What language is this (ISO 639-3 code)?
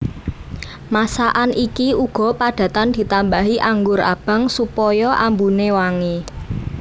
jav